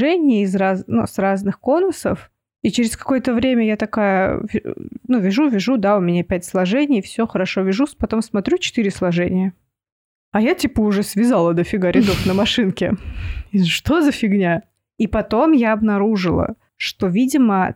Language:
Russian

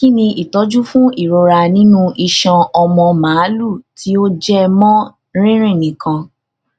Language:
Yoruba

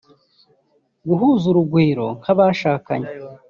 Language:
Kinyarwanda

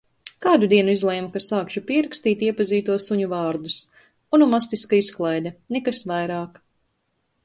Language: Latvian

